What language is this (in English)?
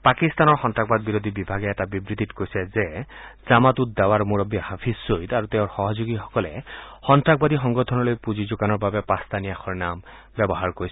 Assamese